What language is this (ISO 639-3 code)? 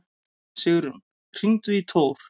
isl